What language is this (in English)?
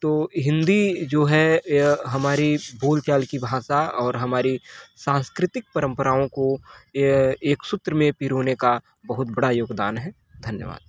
Hindi